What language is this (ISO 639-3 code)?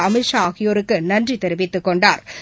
tam